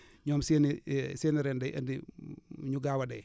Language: Wolof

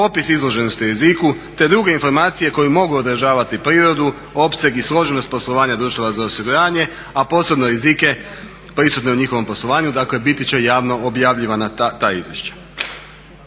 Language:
Croatian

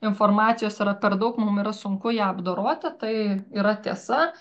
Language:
Lithuanian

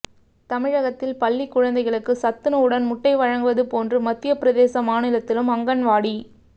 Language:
Tamil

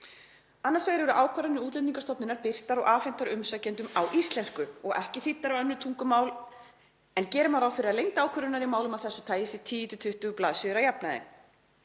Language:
Icelandic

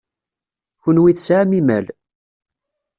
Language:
Kabyle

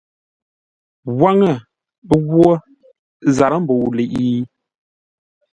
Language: Ngombale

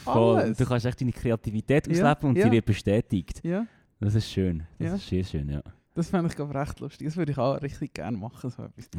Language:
German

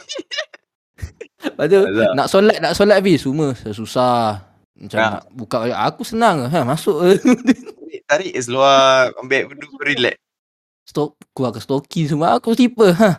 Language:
Malay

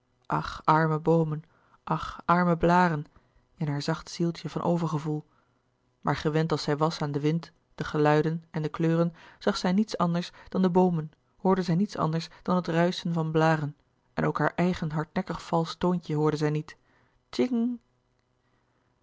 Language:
Dutch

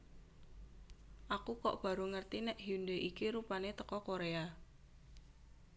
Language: Javanese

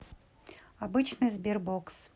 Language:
Russian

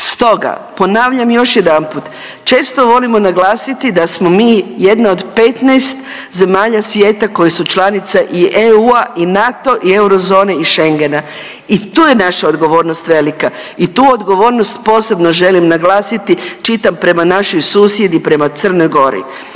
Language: Croatian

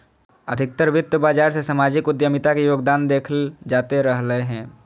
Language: Magahi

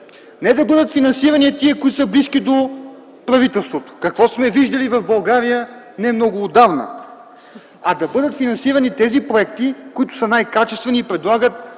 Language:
Bulgarian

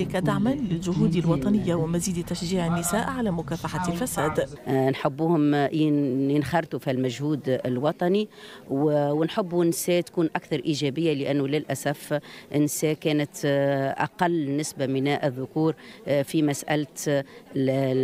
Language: Arabic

